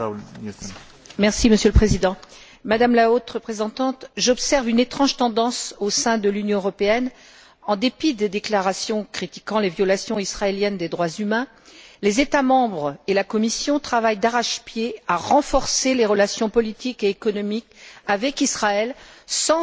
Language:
French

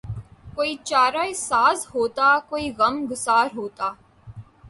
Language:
Urdu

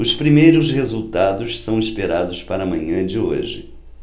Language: Portuguese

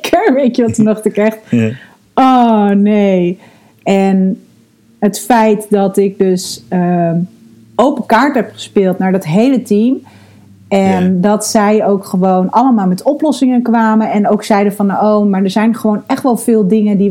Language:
Dutch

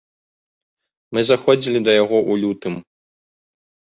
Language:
Belarusian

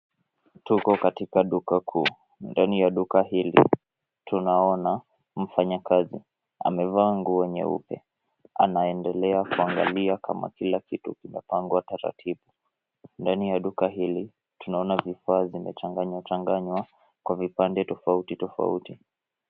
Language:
Swahili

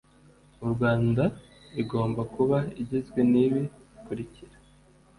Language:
Kinyarwanda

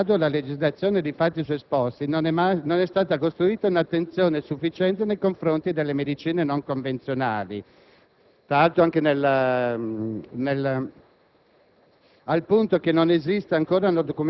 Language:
Italian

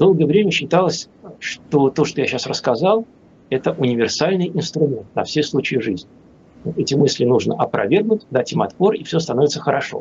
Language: Russian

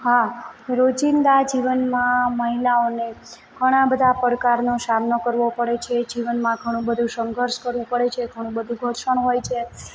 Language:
Gujarati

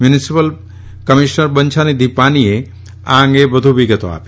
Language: Gujarati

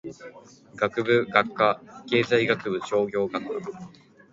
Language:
Japanese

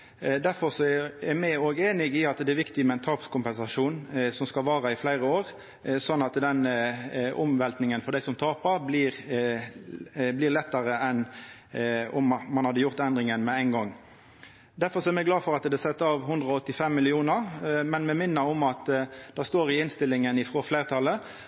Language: Norwegian Nynorsk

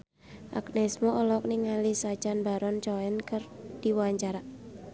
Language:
Sundanese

